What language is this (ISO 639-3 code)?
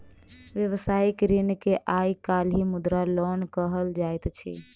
mai